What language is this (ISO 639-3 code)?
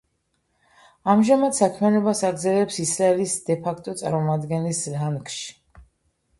kat